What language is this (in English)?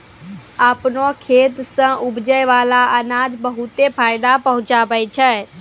Maithili